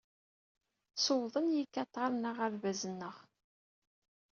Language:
Kabyle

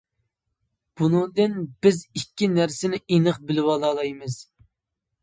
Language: Uyghur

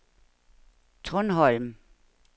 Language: Danish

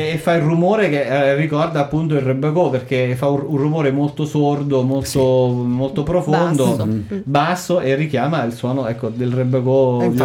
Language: Italian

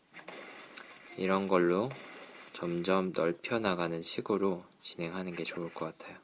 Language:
Korean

